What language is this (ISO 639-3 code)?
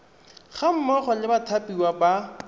tsn